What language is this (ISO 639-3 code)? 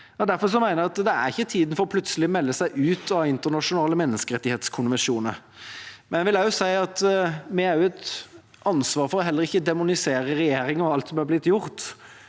nor